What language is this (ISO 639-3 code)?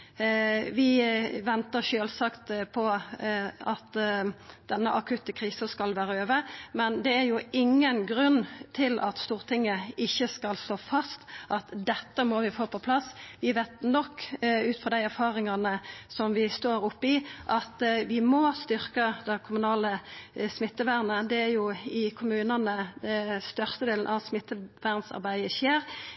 nno